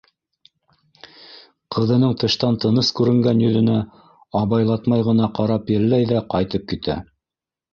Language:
Bashkir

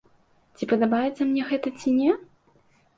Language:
Belarusian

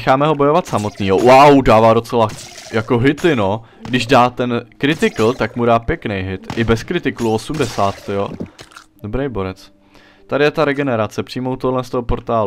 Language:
Czech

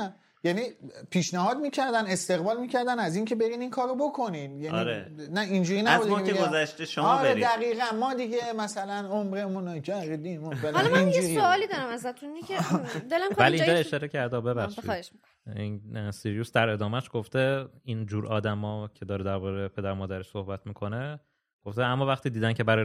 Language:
Persian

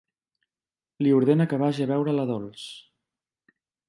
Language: Catalan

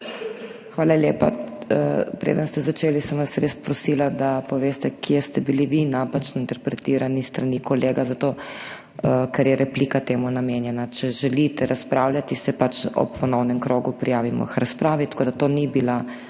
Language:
Slovenian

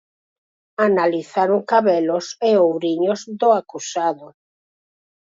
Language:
Galician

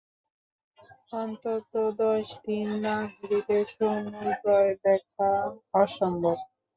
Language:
Bangla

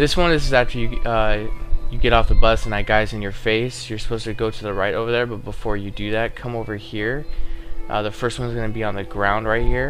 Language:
English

